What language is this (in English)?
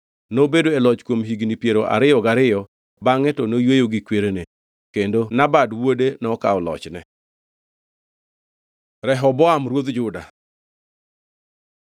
Luo (Kenya and Tanzania)